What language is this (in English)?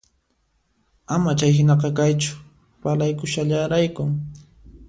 Puno Quechua